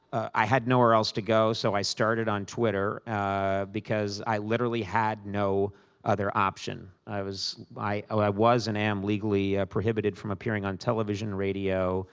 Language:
English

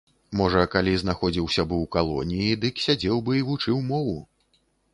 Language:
Belarusian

